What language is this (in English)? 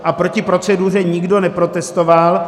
Czech